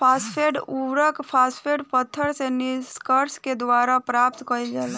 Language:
Bhojpuri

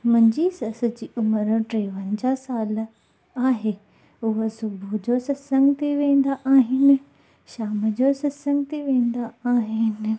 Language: Sindhi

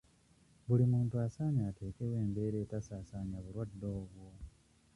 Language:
Ganda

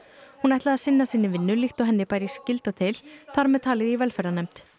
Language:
Icelandic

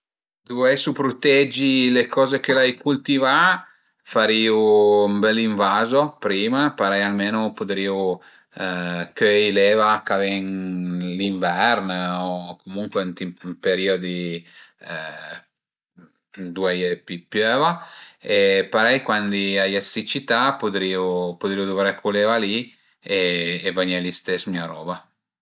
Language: Piedmontese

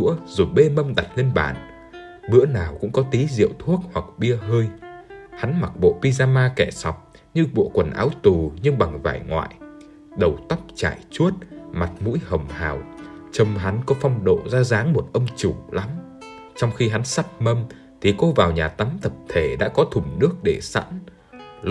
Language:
Vietnamese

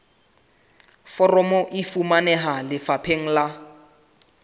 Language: Southern Sotho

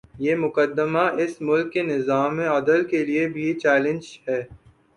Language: Urdu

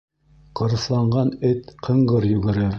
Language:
Bashkir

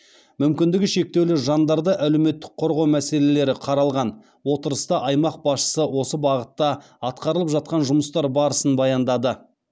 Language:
Kazakh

